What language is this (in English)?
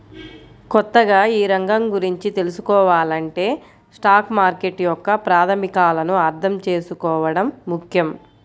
Telugu